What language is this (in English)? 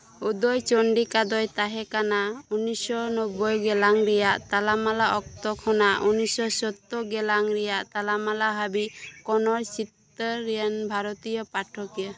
Santali